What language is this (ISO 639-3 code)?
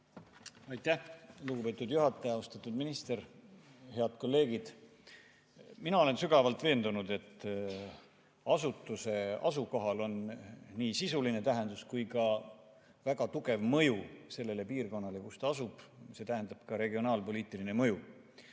est